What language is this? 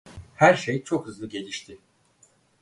Turkish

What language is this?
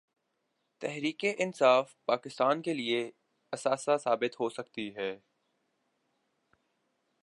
Urdu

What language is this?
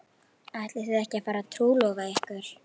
Icelandic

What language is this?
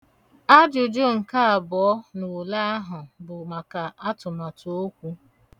Igbo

